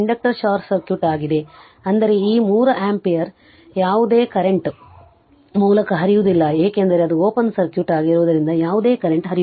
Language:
Kannada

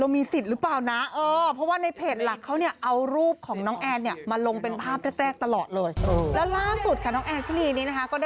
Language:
Thai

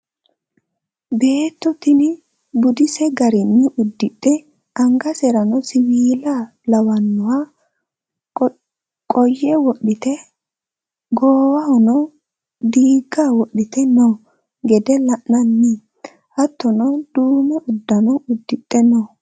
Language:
Sidamo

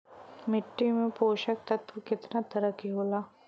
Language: Bhojpuri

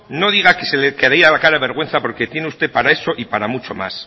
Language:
Spanish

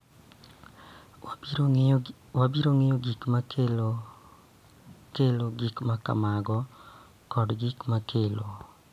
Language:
Luo (Kenya and Tanzania)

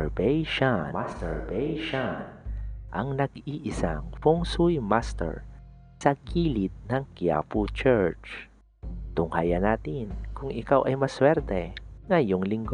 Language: Filipino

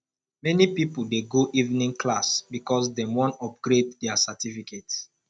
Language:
Nigerian Pidgin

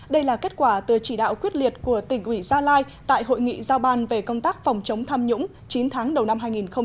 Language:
Vietnamese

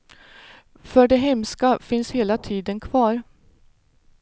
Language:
Swedish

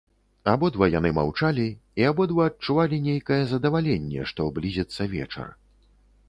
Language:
Belarusian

